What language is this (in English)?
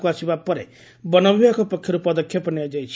Odia